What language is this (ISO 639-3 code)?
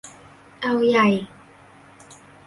tha